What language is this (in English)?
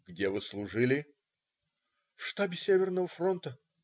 Russian